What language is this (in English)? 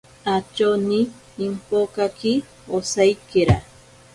Ashéninka Perené